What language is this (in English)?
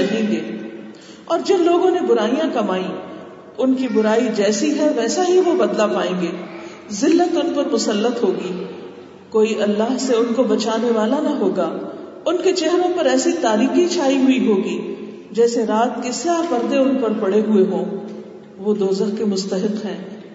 Urdu